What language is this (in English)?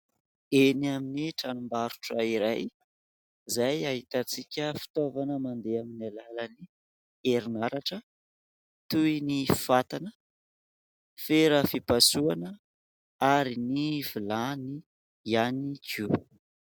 Malagasy